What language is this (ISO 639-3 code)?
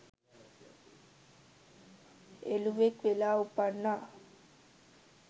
sin